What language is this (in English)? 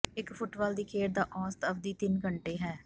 Punjabi